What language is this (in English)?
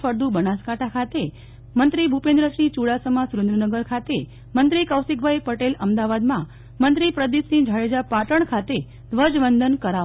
Gujarati